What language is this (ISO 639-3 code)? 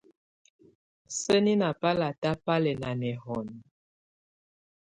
tvu